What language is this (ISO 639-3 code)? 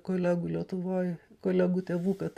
lit